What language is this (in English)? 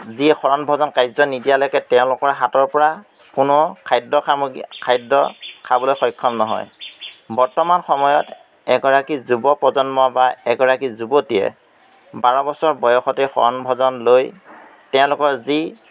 Assamese